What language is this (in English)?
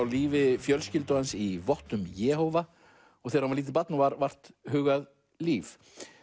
Icelandic